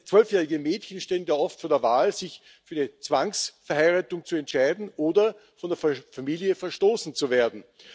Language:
German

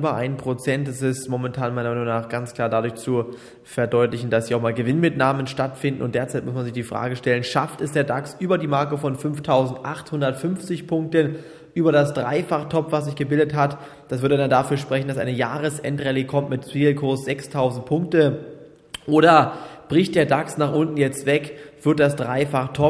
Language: German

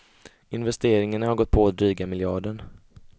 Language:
Swedish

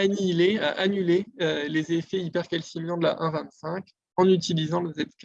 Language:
French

